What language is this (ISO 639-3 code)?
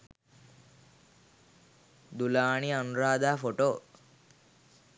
sin